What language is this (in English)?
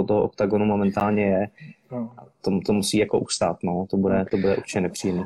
Czech